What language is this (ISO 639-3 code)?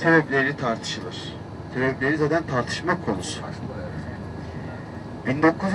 tur